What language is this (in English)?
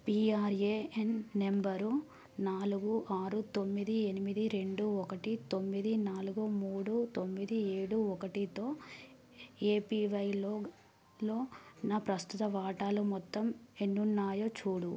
Telugu